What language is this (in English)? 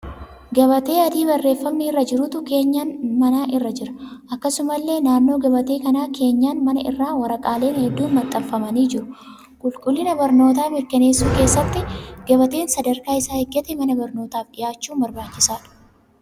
Oromo